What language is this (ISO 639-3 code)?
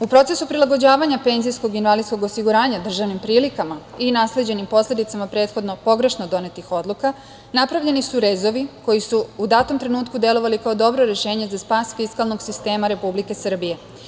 srp